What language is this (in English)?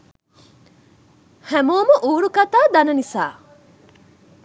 Sinhala